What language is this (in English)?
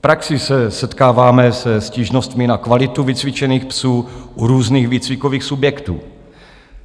Czech